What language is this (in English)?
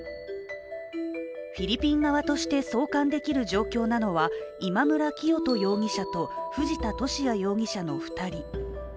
Japanese